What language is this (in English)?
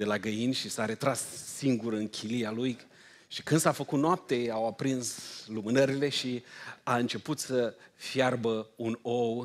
Romanian